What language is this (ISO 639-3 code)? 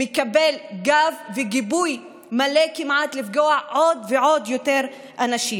heb